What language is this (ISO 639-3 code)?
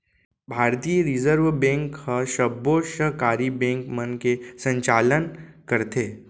hne